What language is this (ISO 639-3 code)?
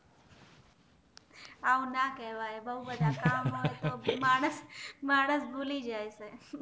guj